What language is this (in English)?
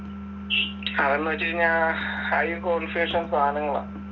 Malayalam